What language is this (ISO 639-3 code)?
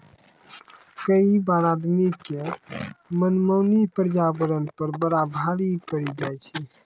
mai